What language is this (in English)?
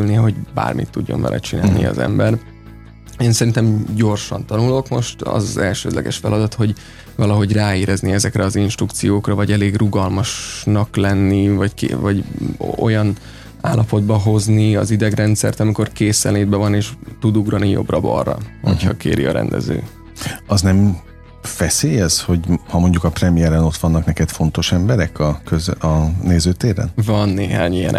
Hungarian